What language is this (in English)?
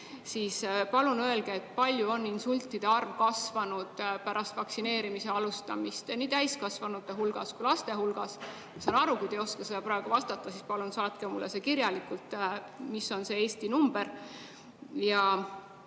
Estonian